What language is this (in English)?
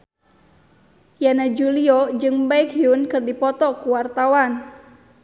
Sundanese